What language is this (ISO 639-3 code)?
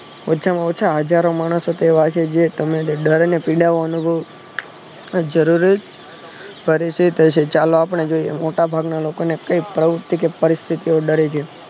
guj